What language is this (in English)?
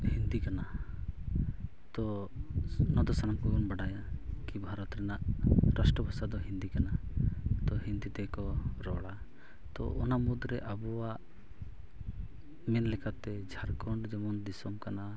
Santali